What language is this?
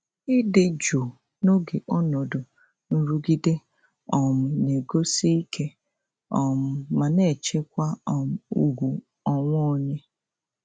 Igbo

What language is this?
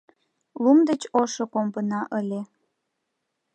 Mari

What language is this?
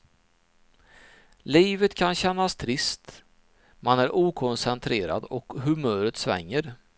Swedish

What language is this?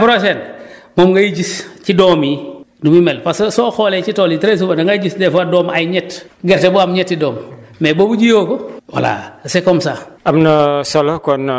Wolof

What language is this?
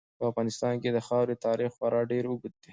Pashto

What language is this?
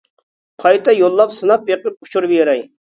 Uyghur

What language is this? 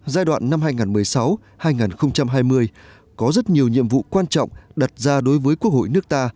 Vietnamese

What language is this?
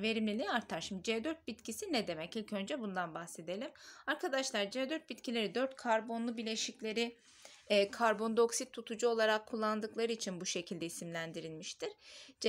Turkish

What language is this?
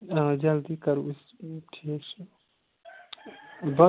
Kashmiri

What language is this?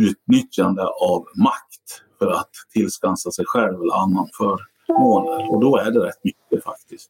Swedish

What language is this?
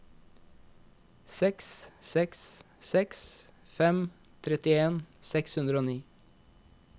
Norwegian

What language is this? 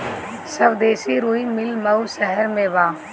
Bhojpuri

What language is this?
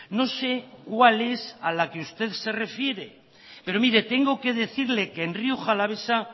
Spanish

